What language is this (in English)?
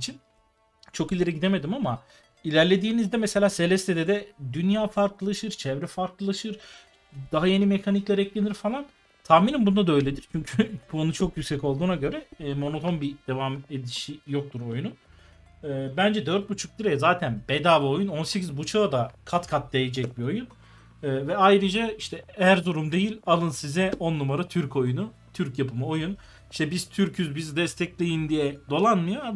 Turkish